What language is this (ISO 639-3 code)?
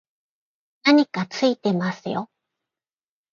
jpn